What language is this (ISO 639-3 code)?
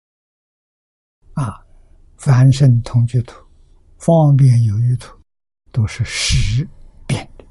zho